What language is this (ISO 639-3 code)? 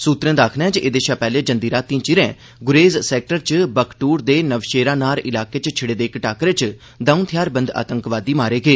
doi